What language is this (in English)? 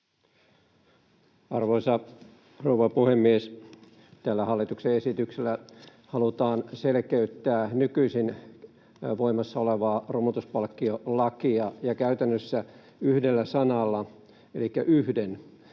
Finnish